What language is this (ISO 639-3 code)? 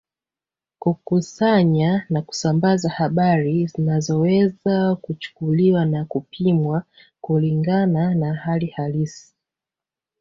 swa